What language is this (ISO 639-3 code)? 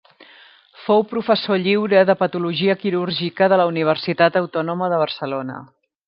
cat